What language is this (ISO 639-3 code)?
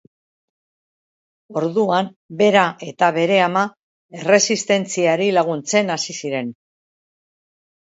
eus